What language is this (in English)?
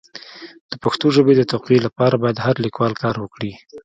Pashto